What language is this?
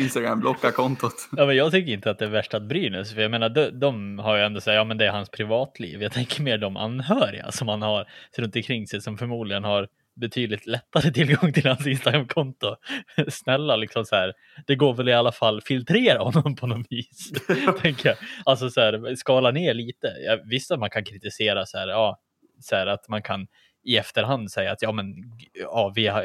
Swedish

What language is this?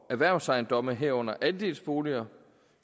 Danish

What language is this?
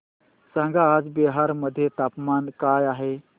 Marathi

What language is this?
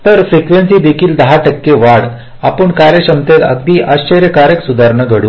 Marathi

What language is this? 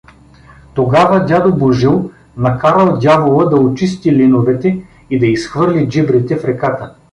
Bulgarian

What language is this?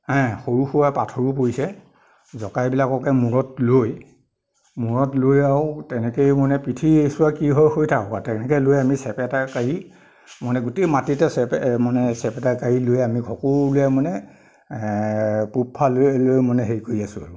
Assamese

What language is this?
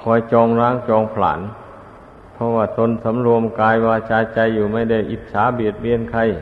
Thai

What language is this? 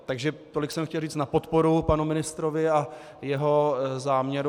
Czech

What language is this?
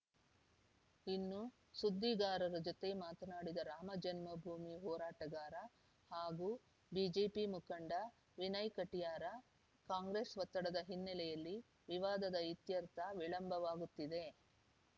Kannada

